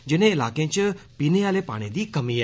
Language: Dogri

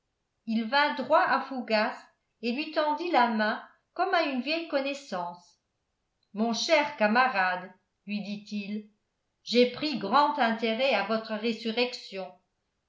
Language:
French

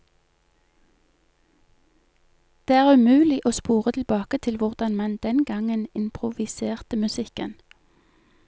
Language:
Norwegian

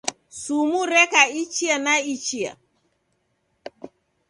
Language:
Taita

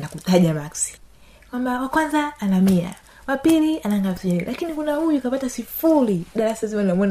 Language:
Swahili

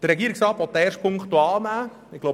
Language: Swiss German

